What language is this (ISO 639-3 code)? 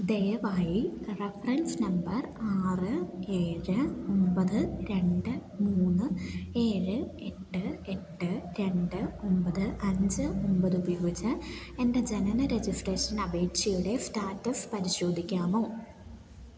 mal